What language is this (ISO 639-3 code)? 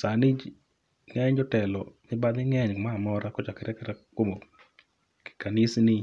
luo